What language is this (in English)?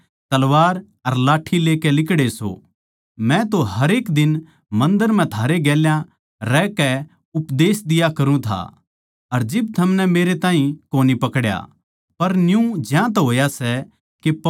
Haryanvi